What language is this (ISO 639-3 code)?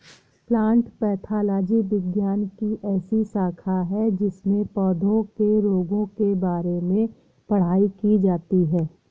hin